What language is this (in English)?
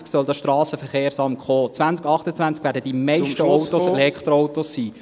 Swiss German